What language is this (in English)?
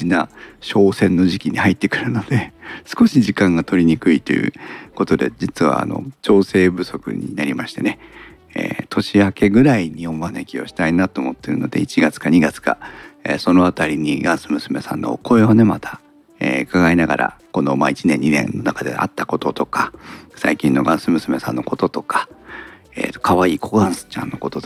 Japanese